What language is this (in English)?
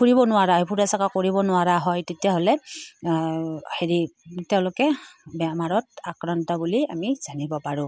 Assamese